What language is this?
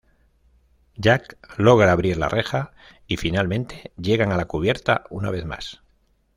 Spanish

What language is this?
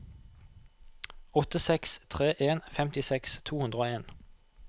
Norwegian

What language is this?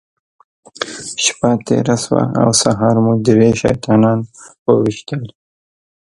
Pashto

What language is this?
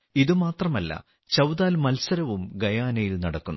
Malayalam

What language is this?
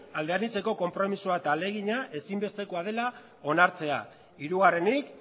Basque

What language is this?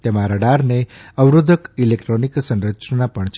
Gujarati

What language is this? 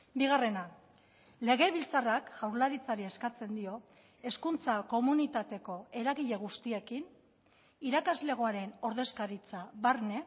Basque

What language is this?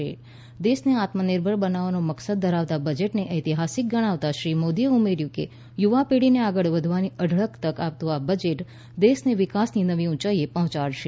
Gujarati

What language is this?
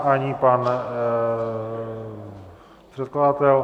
Czech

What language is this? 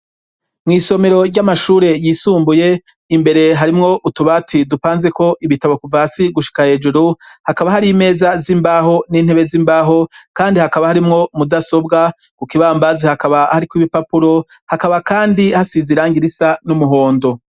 Rundi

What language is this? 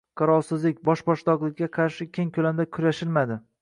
Uzbek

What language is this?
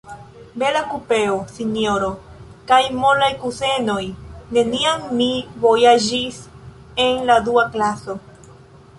Esperanto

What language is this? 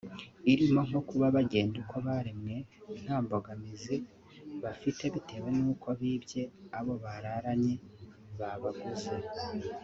Kinyarwanda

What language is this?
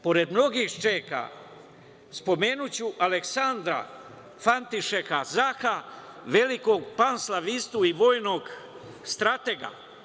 Serbian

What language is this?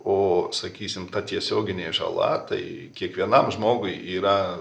Lithuanian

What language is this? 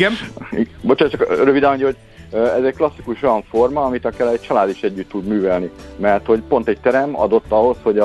Hungarian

